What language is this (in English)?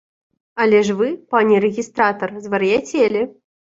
Belarusian